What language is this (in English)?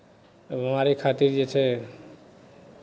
Maithili